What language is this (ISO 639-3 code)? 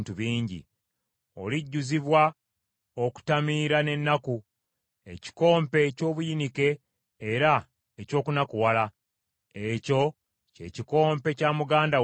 lug